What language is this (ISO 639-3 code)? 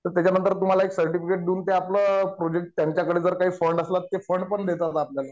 mar